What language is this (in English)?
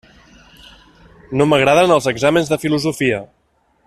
Catalan